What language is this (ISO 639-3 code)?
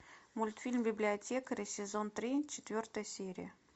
rus